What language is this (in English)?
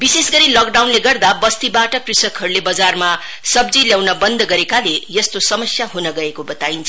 Nepali